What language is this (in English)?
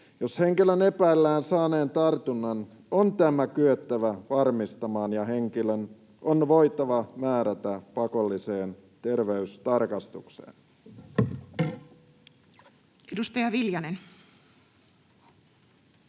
Finnish